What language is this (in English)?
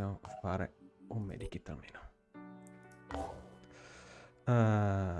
Italian